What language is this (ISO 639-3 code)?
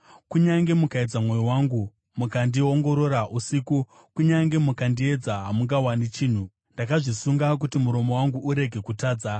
sna